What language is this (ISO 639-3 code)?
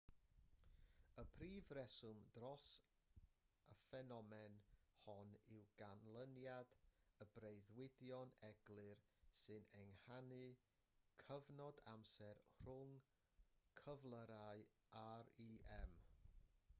cym